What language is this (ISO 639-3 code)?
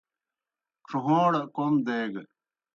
plk